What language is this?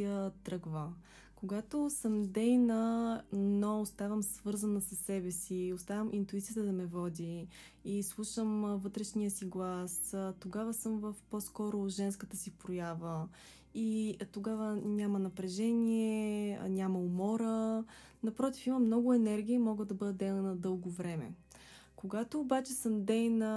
Bulgarian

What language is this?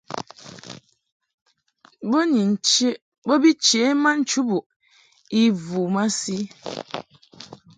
Mungaka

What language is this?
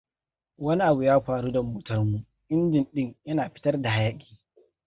Hausa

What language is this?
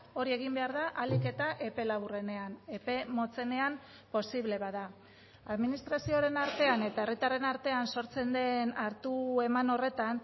Basque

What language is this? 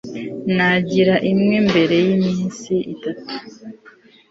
Kinyarwanda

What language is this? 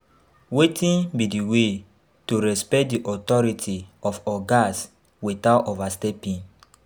Nigerian Pidgin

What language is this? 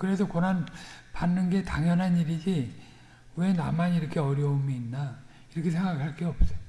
Korean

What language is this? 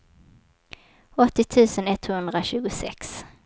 Swedish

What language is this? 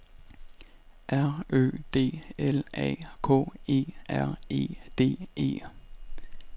Danish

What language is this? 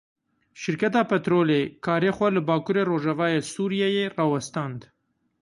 Kurdish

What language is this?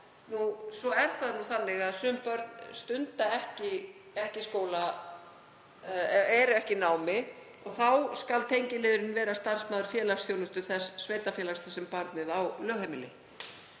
Icelandic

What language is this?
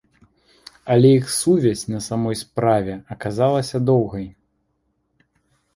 Belarusian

